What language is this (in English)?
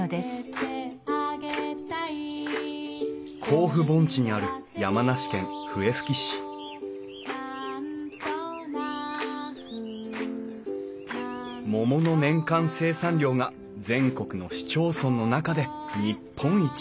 Japanese